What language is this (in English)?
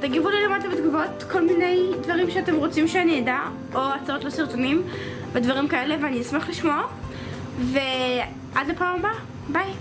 Hebrew